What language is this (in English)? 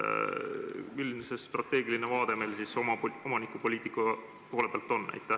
Estonian